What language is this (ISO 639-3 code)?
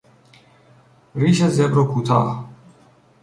fas